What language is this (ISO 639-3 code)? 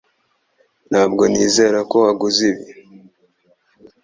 kin